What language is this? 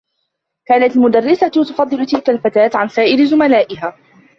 Arabic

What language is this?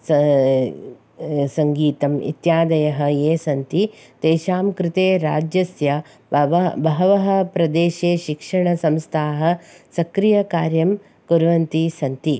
Sanskrit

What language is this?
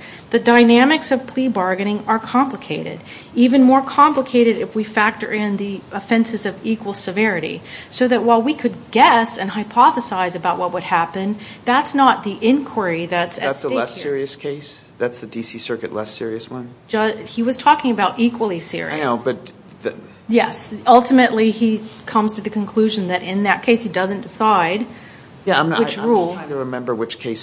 English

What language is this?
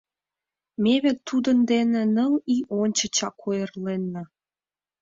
Mari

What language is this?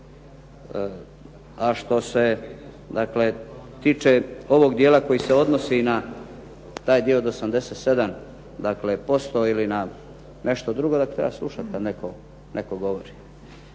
Croatian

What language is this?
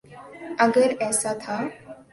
Urdu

